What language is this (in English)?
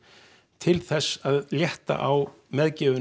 Icelandic